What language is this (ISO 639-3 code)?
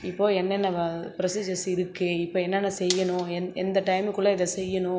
tam